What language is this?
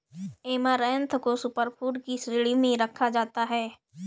Hindi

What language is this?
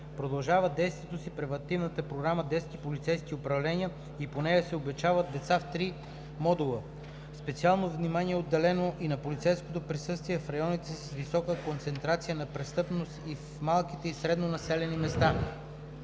Bulgarian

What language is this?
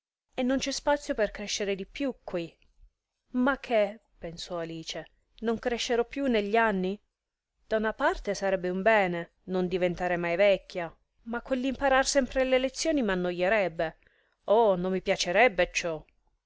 Italian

